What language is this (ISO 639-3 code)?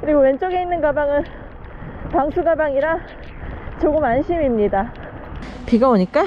kor